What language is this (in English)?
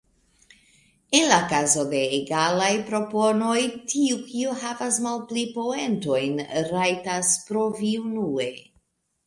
Esperanto